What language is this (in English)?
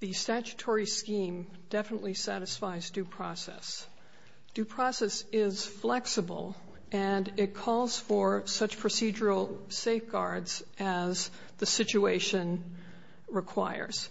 English